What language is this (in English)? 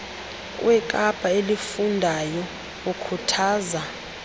Xhosa